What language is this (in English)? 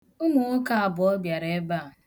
Igbo